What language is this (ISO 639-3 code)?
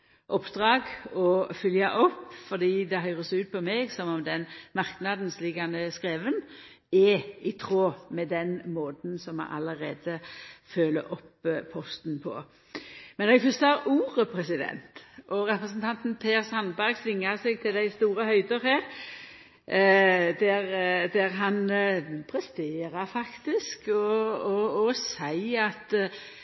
nno